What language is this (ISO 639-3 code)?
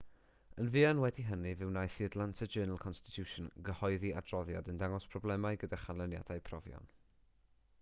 cym